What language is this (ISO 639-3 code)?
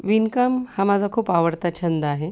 mar